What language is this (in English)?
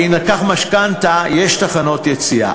Hebrew